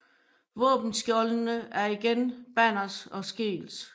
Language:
Danish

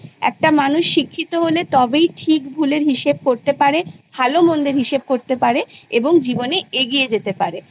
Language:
Bangla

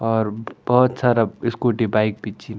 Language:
Garhwali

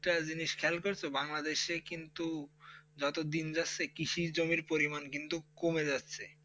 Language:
Bangla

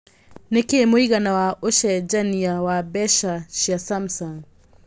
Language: Kikuyu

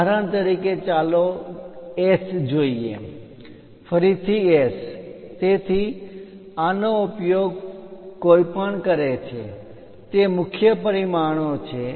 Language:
Gujarati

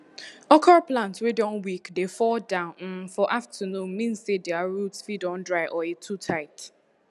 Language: Nigerian Pidgin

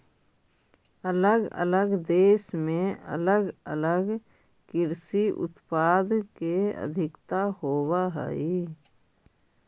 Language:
Magahi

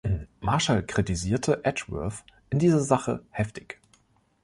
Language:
German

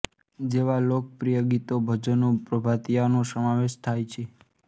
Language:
Gujarati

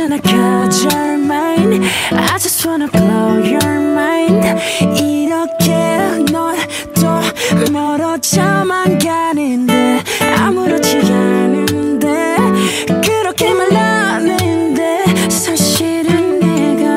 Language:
Korean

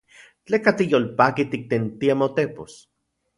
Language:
Central Puebla Nahuatl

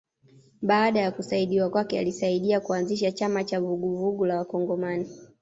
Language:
Swahili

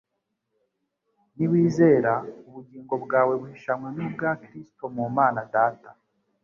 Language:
Kinyarwanda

